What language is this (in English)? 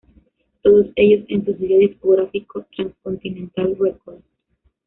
Spanish